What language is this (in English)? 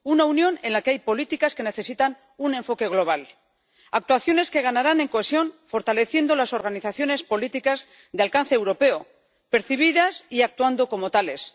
Spanish